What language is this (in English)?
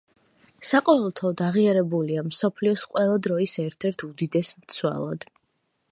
Georgian